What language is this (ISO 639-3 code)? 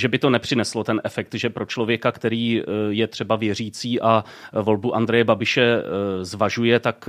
ces